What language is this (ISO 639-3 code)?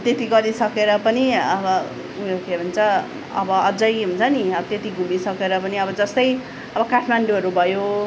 nep